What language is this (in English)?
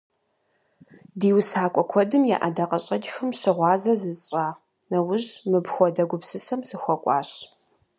Kabardian